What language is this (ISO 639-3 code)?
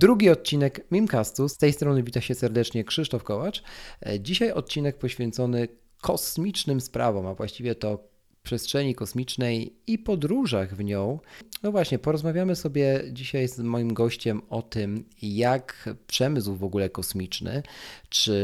pol